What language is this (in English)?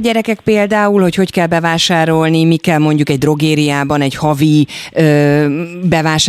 Hungarian